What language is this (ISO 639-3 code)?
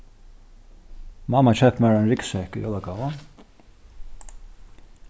fao